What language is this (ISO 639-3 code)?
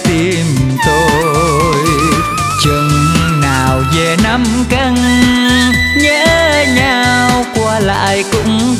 vie